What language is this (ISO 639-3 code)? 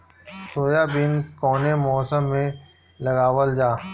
bho